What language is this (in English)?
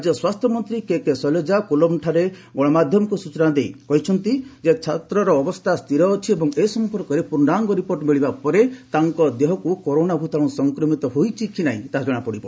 Odia